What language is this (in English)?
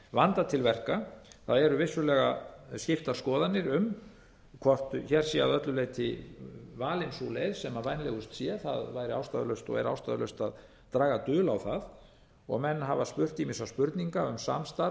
Icelandic